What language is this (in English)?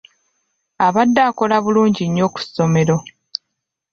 Ganda